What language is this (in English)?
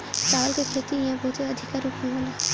Bhojpuri